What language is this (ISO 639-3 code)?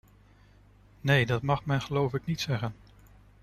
nld